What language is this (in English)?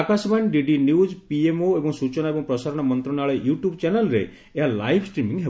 Odia